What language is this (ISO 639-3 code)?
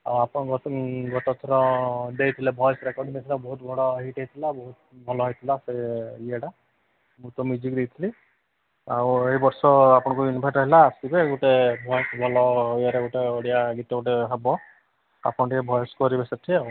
ori